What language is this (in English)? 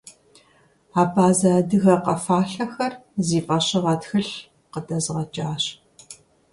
Kabardian